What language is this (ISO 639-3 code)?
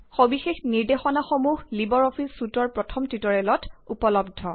asm